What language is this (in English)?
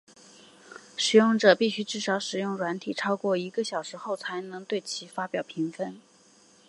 Chinese